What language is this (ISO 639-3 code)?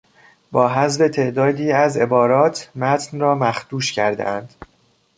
fas